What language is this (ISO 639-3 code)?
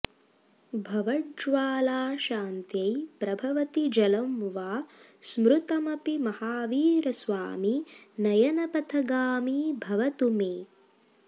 san